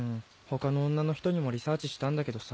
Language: Japanese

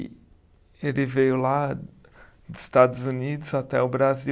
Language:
Portuguese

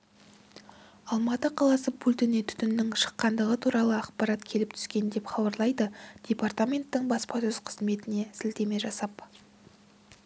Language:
Kazakh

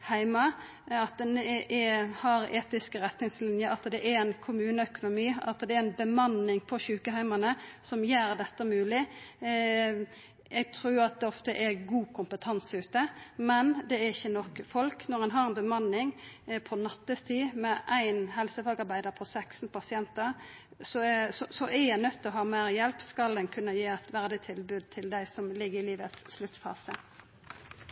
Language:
Norwegian Nynorsk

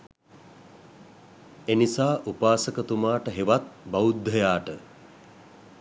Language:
Sinhala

